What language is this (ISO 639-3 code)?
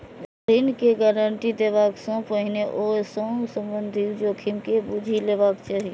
mai